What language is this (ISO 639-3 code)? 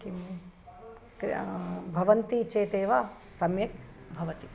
san